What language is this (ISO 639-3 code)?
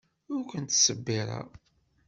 kab